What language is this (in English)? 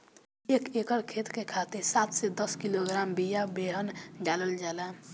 Bhojpuri